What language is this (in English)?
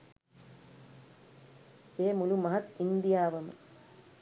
Sinhala